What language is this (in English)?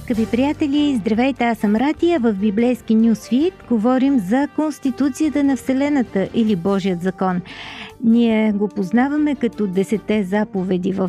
Bulgarian